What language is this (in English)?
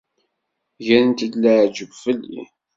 Kabyle